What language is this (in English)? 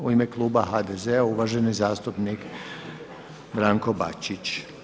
Croatian